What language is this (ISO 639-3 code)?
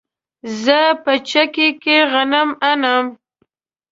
pus